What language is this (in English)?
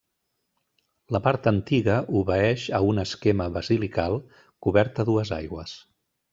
Catalan